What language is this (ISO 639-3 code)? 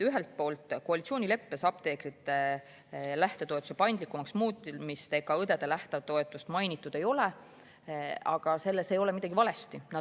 est